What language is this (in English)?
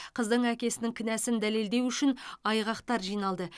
Kazakh